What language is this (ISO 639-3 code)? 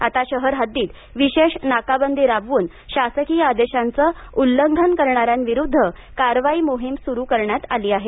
mar